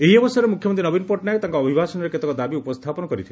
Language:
Odia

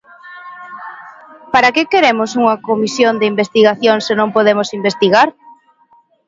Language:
Galician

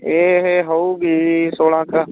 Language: Punjabi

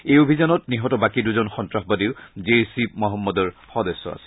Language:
Assamese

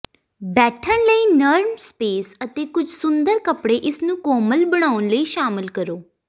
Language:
Punjabi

